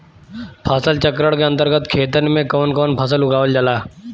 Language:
Bhojpuri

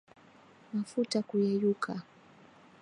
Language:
Swahili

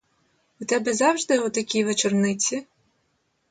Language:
Ukrainian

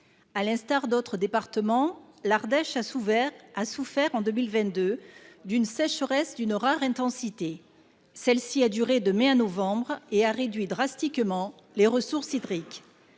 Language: French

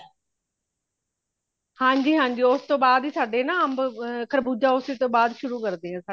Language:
Punjabi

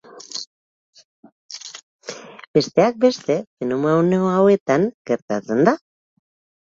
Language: Basque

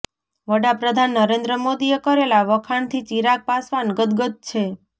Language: Gujarati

